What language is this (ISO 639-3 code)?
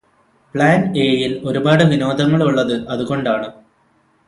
mal